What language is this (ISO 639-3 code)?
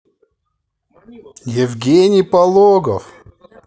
rus